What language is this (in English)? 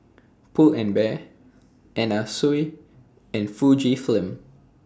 English